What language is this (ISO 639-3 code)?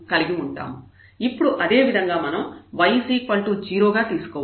tel